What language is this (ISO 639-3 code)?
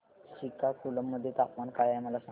mar